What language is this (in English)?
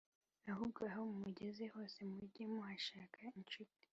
Kinyarwanda